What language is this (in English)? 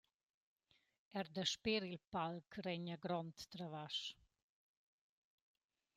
Romansh